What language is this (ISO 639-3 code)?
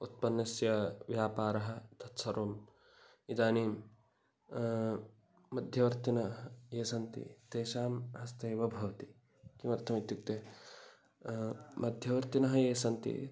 san